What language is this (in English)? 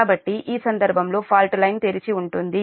Telugu